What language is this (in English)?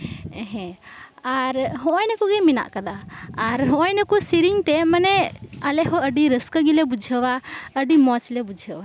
Santali